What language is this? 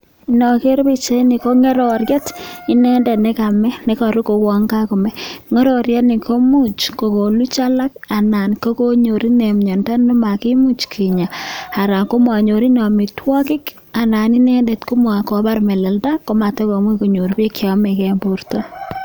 Kalenjin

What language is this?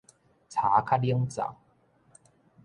Min Nan Chinese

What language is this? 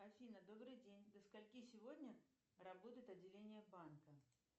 Russian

